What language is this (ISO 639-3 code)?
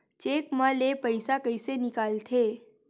hne